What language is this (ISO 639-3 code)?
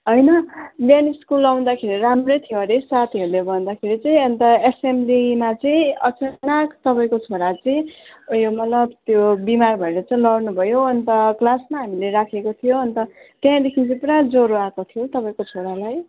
nep